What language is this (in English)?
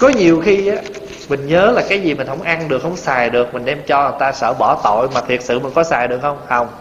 Vietnamese